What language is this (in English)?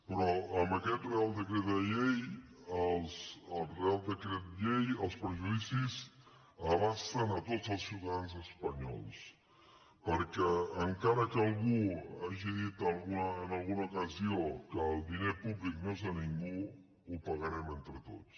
Catalan